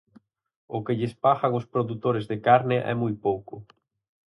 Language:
Galician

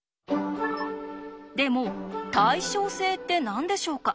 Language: Japanese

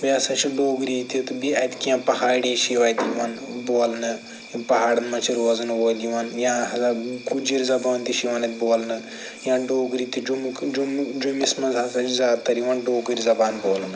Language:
Kashmiri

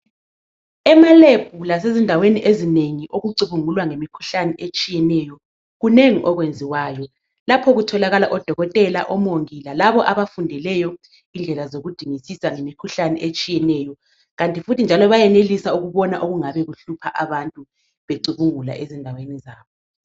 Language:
North Ndebele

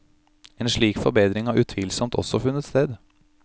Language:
Norwegian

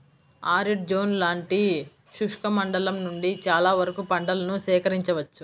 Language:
Telugu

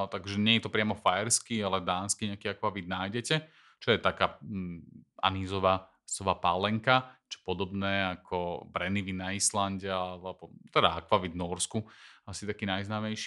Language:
Slovak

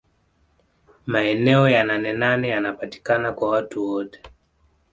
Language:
Swahili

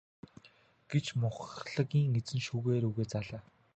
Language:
Mongolian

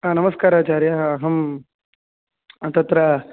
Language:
Sanskrit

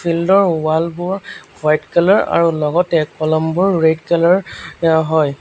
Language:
Assamese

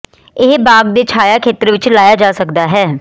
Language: Punjabi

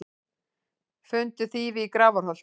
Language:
Icelandic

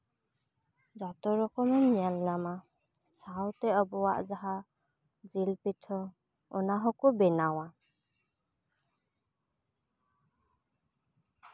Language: Santali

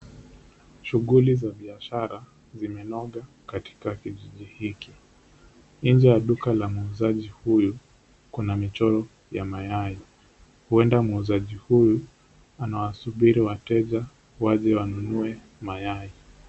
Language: Swahili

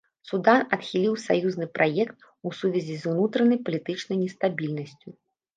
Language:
Belarusian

